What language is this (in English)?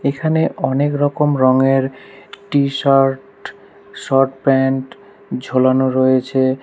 Bangla